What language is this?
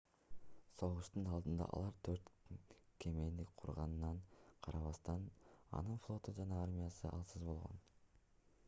Kyrgyz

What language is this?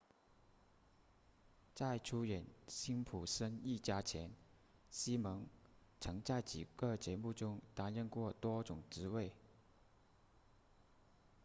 Chinese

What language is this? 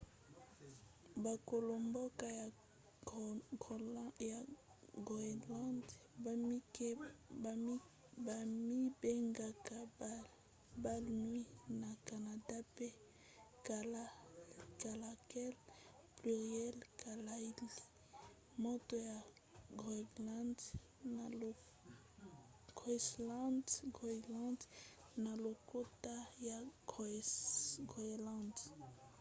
Lingala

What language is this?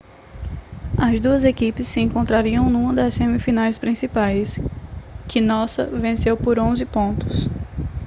Portuguese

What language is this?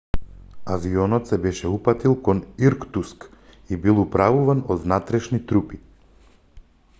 Macedonian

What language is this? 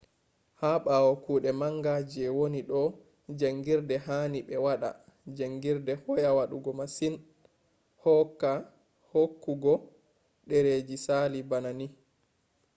Fula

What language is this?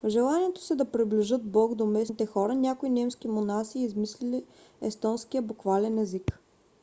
Bulgarian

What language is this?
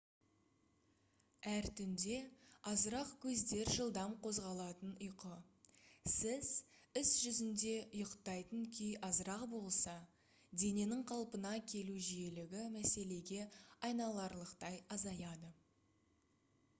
Kazakh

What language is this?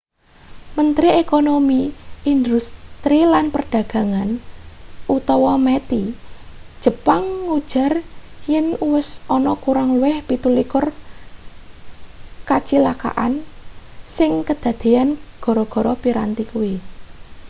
Javanese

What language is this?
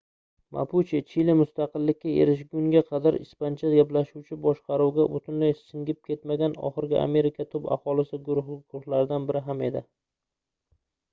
Uzbek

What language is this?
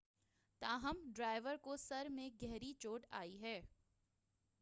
Urdu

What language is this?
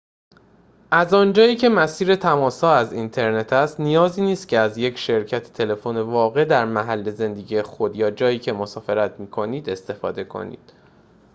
Persian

